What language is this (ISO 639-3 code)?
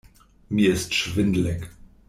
deu